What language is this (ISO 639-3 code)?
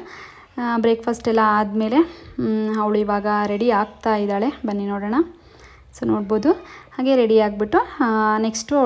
kan